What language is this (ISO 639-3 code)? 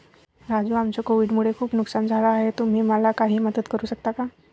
mar